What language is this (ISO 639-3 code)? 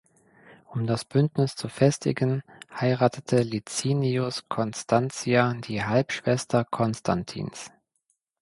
deu